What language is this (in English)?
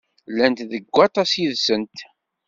Kabyle